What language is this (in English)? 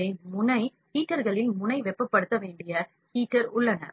Tamil